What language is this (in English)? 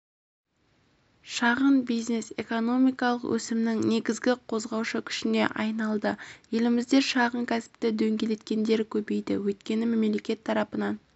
Kazakh